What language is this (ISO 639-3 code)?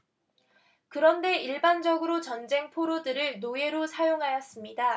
kor